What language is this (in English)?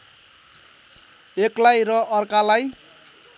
Nepali